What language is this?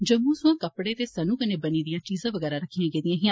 Dogri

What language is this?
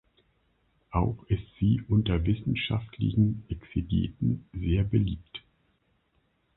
German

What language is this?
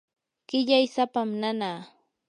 Yanahuanca Pasco Quechua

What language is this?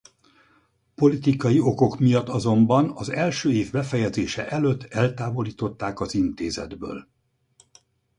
Hungarian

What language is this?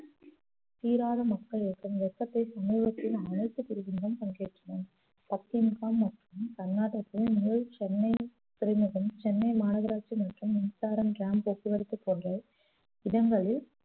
Tamil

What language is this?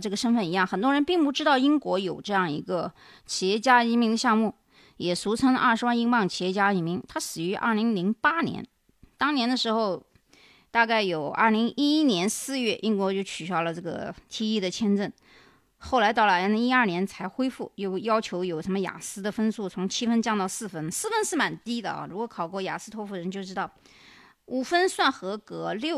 Chinese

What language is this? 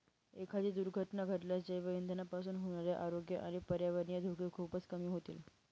Marathi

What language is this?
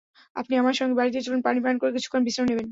Bangla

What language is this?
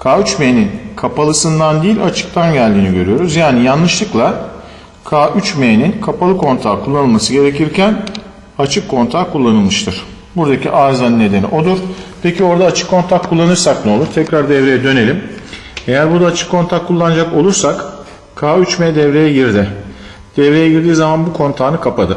Turkish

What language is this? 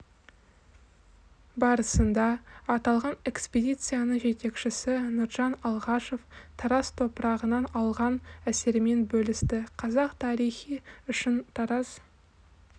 Kazakh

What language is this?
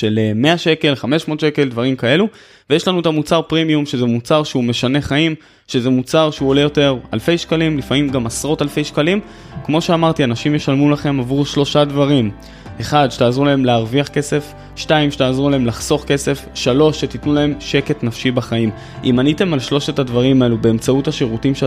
Hebrew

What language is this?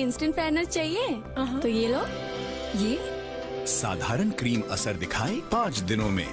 Hindi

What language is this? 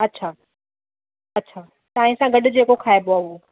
Sindhi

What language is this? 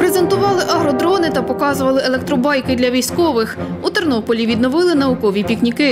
Ukrainian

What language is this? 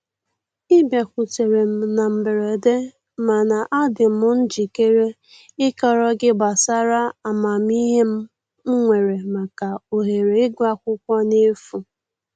Igbo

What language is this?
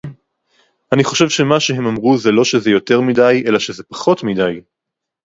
Hebrew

